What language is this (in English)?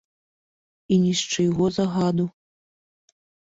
Belarusian